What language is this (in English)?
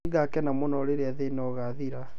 Kikuyu